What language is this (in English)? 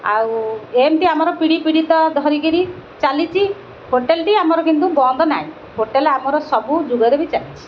Odia